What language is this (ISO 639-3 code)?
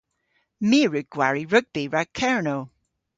cor